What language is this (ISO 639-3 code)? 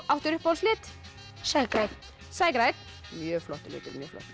isl